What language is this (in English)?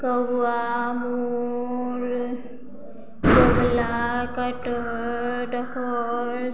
Maithili